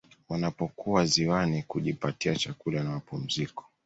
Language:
Swahili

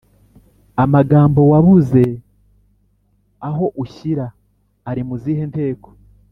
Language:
Kinyarwanda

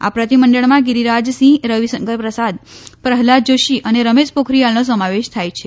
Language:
Gujarati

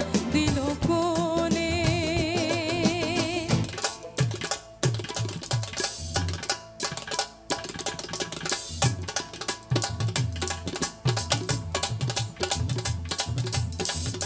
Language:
Bangla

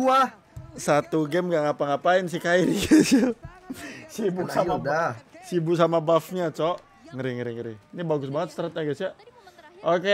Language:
Indonesian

